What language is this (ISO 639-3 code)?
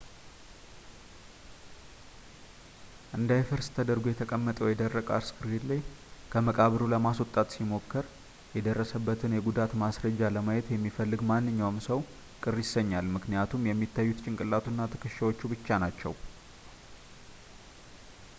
amh